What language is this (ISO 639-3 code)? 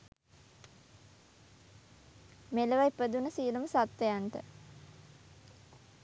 sin